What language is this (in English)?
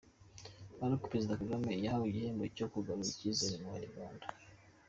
Kinyarwanda